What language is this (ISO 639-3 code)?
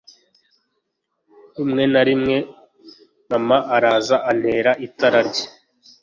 kin